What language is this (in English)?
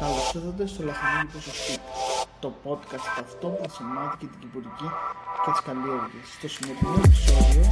Greek